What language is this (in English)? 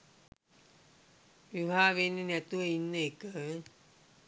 Sinhala